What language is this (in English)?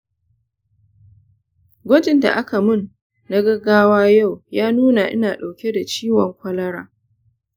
Hausa